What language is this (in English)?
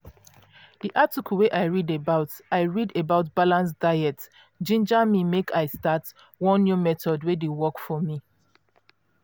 Nigerian Pidgin